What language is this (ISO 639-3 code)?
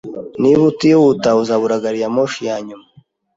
kin